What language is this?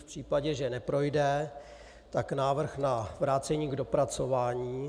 Czech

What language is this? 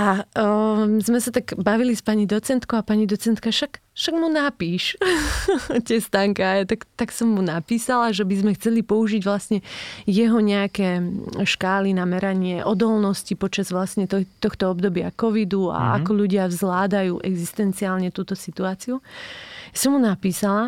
Slovak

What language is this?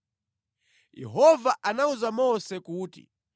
Nyanja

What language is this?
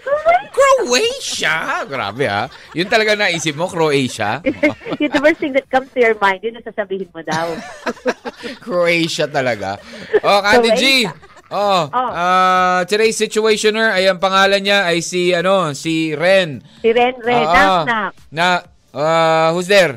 Filipino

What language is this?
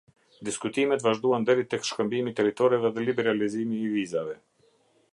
Albanian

